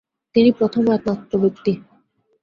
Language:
Bangla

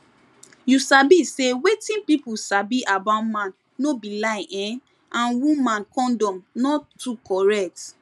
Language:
Nigerian Pidgin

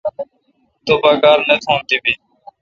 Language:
Kalkoti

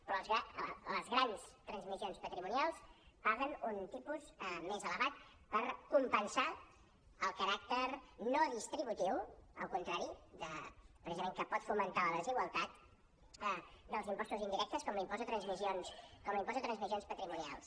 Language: Catalan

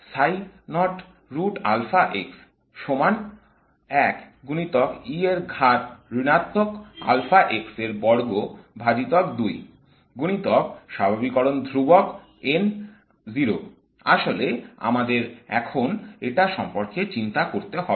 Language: Bangla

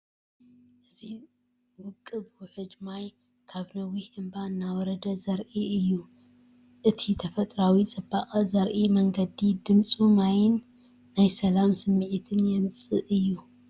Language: Tigrinya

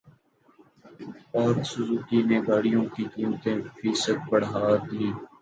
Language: Urdu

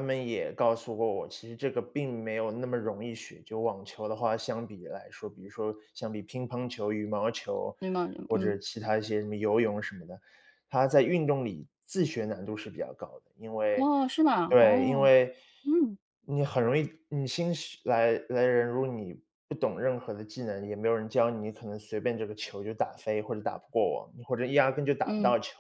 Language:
Chinese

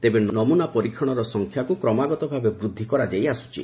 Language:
Odia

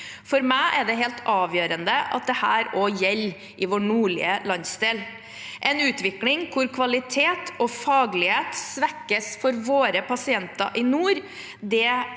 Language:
Norwegian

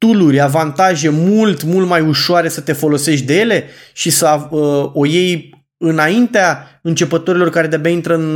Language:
Romanian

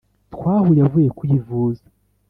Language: Kinyarwanda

